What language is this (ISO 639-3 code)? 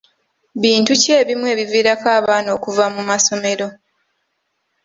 lug